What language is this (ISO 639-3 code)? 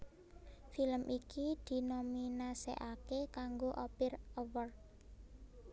jav